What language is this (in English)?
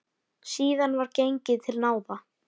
Icelandic